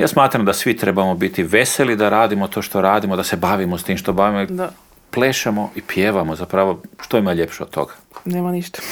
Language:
Croatian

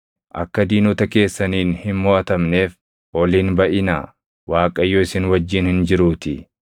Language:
Oromo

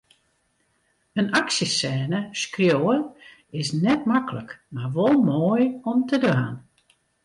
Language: Western Frisian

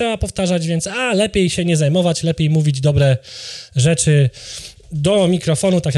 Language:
Polish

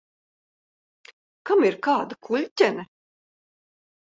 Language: Latvian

